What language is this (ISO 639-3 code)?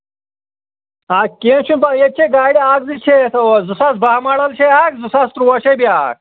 kas